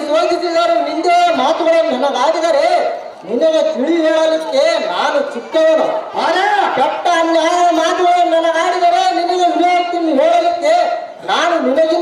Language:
Kannada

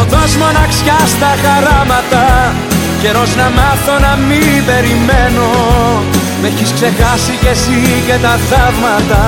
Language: Greek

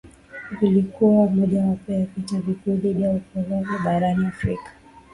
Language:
Swahili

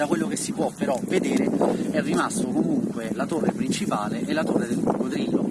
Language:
Italian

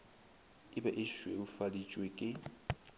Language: Northern Sotho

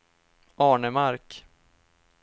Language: Swedish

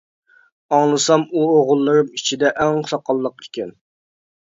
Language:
Uyghur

